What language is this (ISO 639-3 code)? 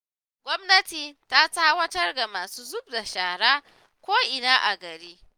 hau